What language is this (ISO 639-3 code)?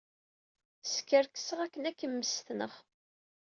kab